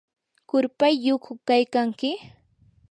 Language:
Yanahuanca Pasco Quechua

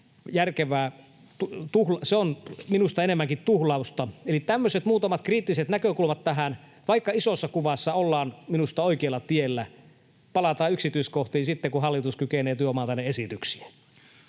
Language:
Finnish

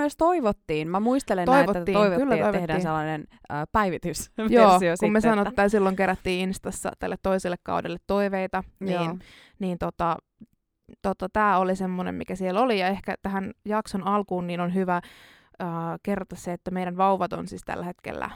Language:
Finnish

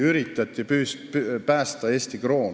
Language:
Estonian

